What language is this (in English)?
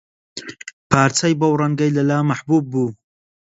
Central Kurdish